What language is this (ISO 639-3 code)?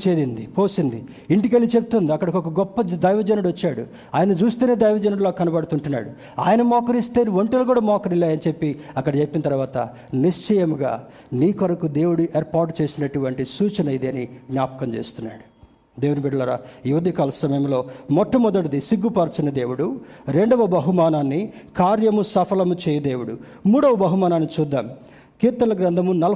tel